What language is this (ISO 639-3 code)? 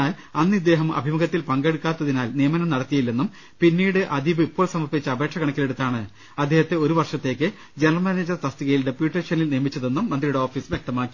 mal